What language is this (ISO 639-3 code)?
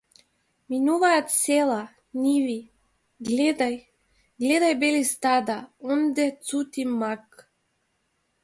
mkd